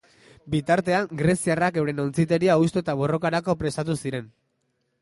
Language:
Basque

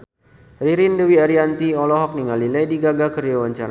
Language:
Sundanese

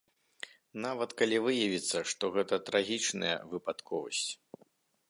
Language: Belarusian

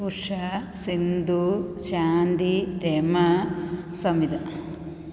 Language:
Malayalam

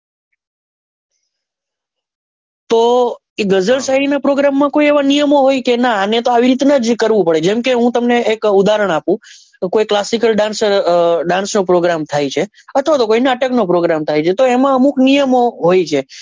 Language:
Gujarati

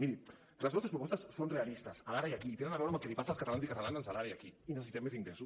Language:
Catalan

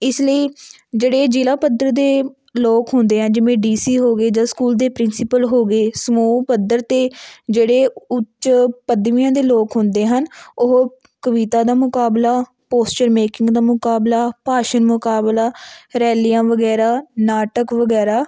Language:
Punjabi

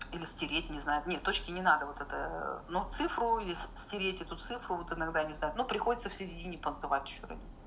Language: Russian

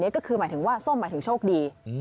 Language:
Thai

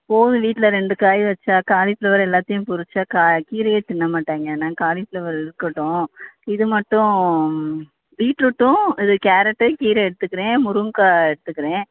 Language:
Tamil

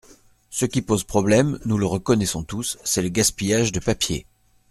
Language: French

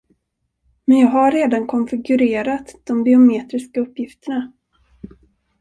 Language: Swedish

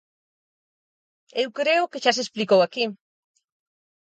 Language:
Galician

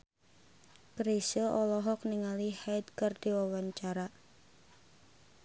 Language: Sundanese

